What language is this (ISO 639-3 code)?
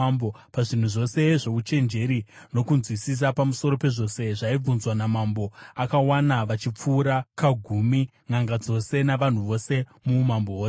sna